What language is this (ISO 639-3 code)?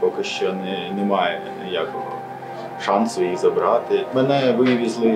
ukr